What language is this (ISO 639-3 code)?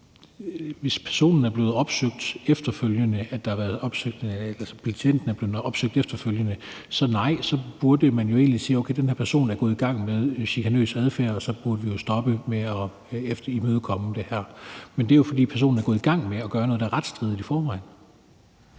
dan